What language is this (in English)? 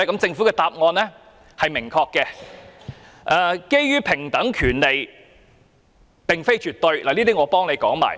Cantonese